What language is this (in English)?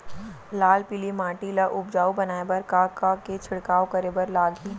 Chhattisgarhi